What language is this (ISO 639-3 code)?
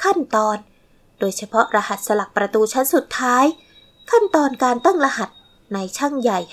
tha